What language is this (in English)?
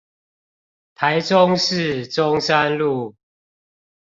Chinese